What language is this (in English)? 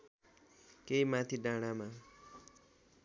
Nepali